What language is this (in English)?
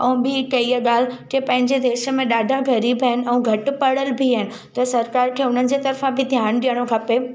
Sindhi